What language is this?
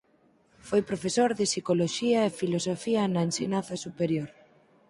Galician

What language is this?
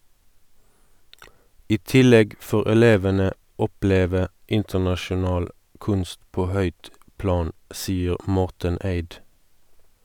Norwegian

